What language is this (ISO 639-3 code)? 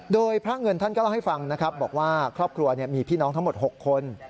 tha